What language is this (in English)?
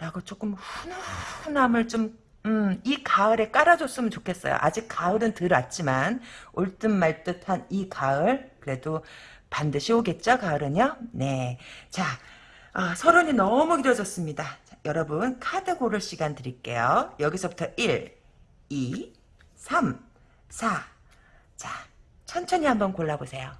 Korean